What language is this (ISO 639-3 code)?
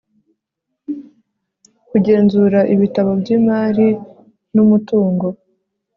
kin